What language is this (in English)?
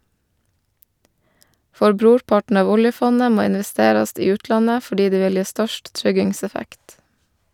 Norwegian